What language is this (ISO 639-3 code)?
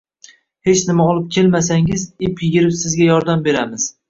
uzb